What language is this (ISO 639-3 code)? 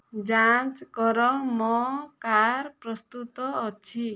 ori